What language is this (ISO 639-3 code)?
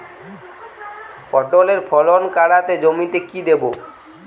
ben